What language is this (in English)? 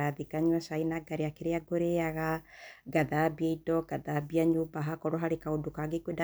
Kikuyu